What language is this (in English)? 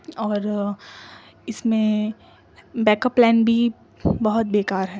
Urdu